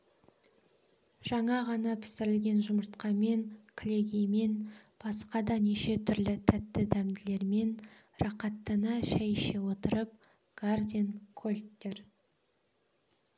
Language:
Kazakh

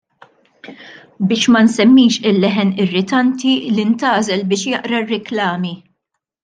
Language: Maltese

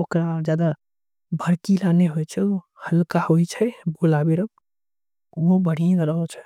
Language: Angika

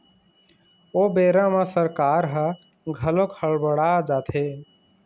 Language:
Chhattisgarhi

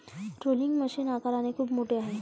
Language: Marathi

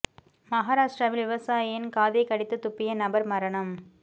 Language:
Tamil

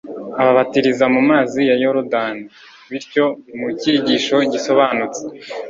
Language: Kinyarwanda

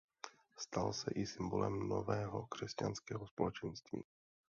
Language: Czech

